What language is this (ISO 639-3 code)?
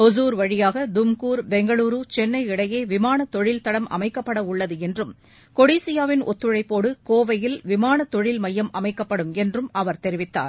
tam